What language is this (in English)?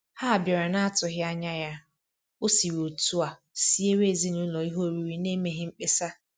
Igbo